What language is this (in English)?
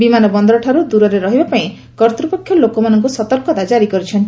Odia